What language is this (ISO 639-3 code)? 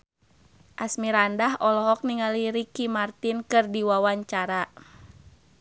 sun